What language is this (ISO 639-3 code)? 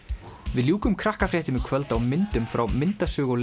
isl